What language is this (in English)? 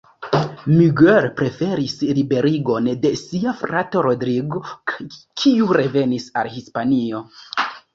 Esperanto